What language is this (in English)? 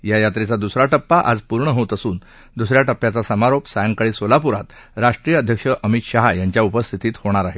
Marathi